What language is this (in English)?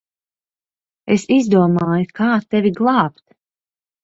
Latvian